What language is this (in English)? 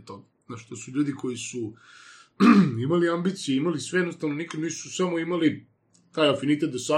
Croatian